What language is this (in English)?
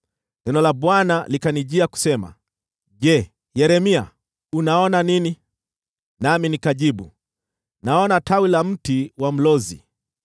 Swahili